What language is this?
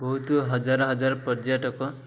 Odia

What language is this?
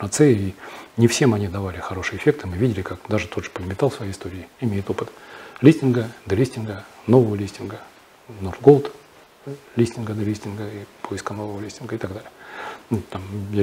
Russian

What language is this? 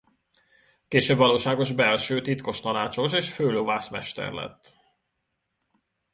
Hungarian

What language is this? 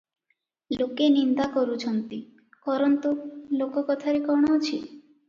Odia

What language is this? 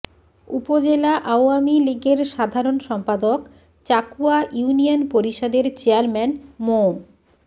Bangla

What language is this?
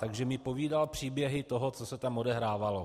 Czech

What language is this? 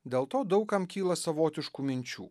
Lithuanian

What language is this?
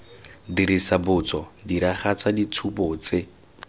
Tswana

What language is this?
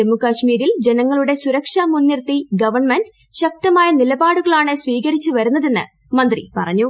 Malayalam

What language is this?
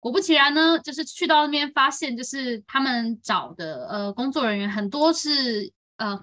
Chinese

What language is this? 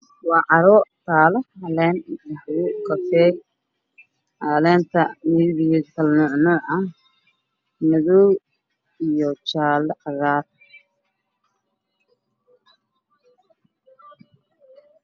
Somali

